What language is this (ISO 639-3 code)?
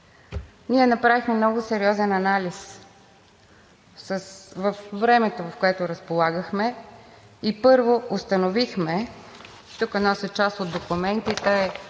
bul